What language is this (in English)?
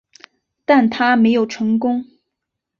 Chinese